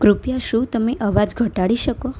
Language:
Gujarati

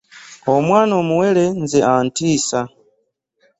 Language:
Ganda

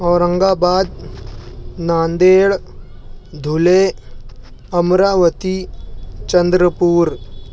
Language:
Urdu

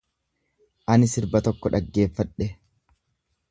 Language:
Oromo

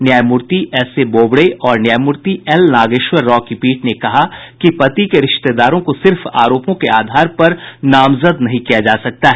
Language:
Hindi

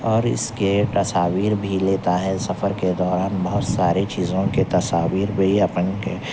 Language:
Urdu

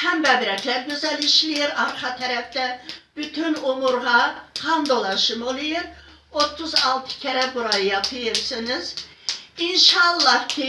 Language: Turkish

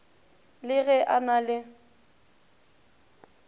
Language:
Northern Sotho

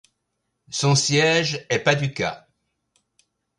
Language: French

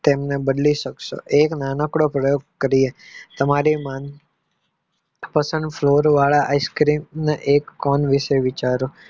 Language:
Gujarati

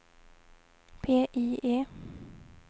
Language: Swedish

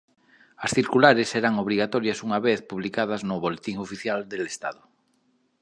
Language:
Galician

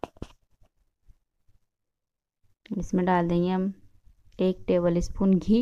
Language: Hindi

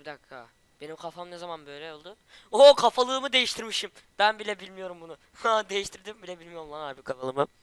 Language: Turkish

